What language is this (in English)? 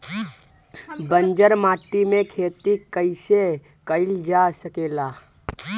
Bhojpuri